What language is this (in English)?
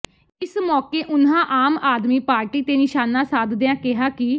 Punjabi